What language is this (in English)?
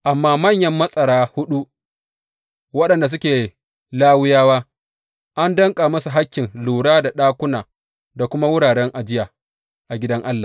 Hausa